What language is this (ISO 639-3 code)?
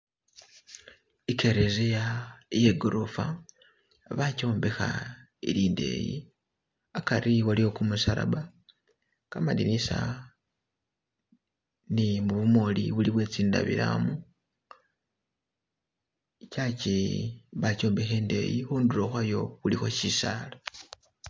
myx